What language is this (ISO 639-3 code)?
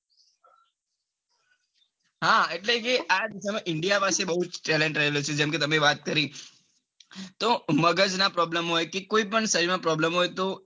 guj